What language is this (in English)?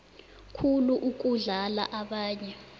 South Ndebele